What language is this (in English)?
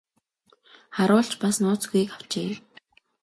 Mongolian